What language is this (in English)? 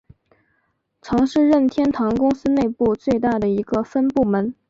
Chinese